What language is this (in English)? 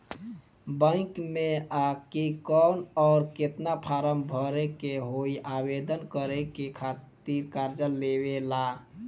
Bhojpuri